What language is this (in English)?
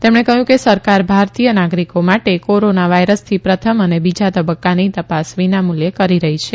Gujarati